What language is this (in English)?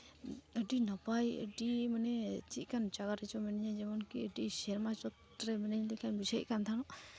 Santali